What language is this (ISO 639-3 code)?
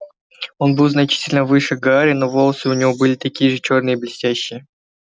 rus